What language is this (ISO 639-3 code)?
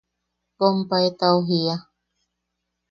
yaq